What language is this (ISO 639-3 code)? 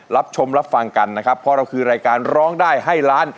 tha